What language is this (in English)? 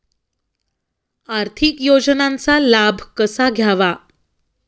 Marathi